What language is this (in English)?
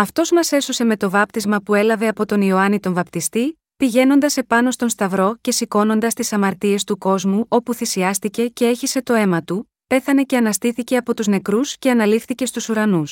Greek